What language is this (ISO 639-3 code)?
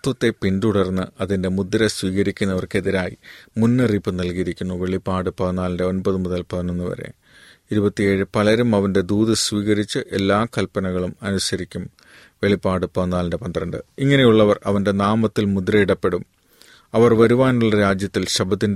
mal